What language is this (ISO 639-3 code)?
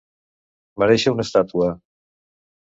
cat